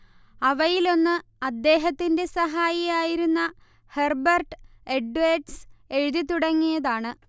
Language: Malayalam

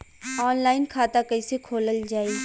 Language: Bhojpuri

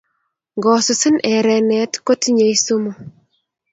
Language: Kalenjin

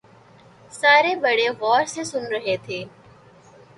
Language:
Urdu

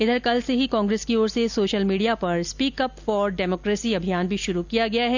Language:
Hindi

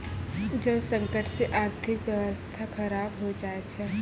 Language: Maithili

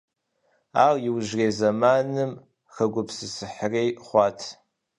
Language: Kabardian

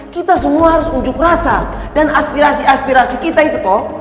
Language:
Indonesian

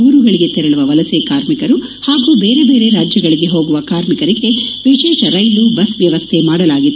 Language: Kannada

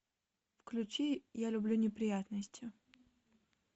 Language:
Russian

